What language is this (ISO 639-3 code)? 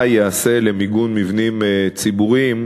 heb